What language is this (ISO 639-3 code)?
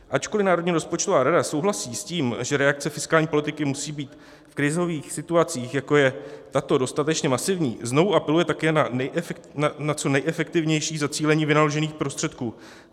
ces